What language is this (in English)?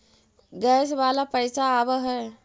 Magahi